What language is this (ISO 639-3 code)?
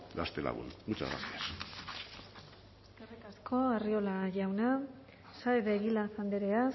eus